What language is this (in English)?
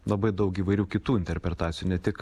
Lithuanian